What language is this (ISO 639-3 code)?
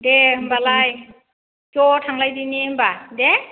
brx